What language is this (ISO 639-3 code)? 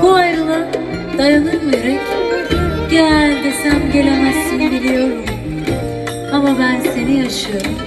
tur